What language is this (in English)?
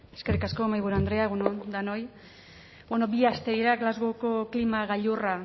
Basque